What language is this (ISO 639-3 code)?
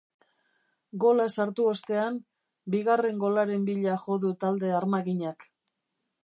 eus